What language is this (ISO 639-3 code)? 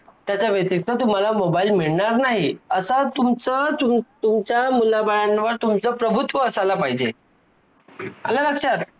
mar